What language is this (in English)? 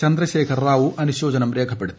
Malayalam